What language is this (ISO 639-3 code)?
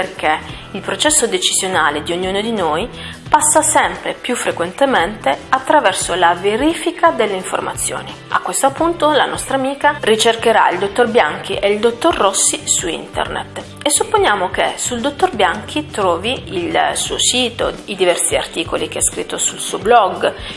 ita